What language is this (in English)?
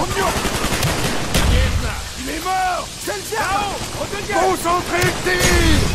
French